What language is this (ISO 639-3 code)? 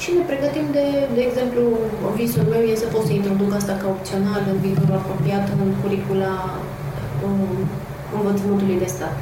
ron